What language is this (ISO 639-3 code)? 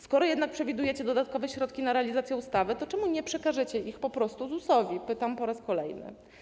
pol